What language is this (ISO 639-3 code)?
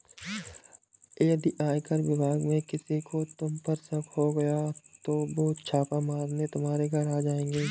hin